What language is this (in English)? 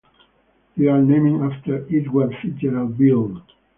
English